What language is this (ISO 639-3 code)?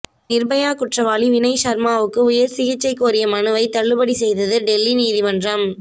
tam